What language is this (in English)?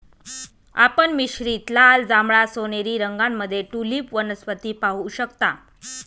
Marathi